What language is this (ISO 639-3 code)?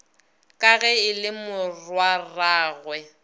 nso